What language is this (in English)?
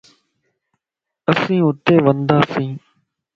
Lasi